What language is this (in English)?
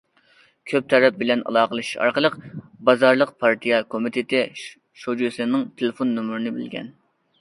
Uyghur